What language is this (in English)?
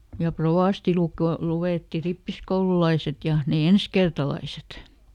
Finnish